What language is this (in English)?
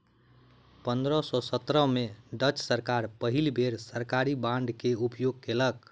Maithili